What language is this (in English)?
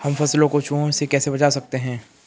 Hindi